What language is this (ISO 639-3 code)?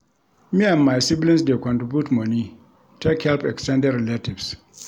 pcm